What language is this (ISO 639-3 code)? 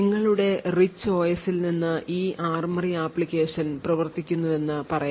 mal